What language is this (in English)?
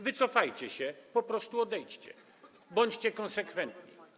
Polish